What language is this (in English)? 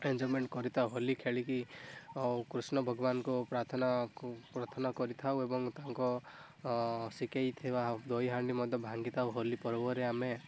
Odia